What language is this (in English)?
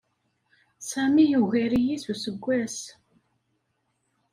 Kabyle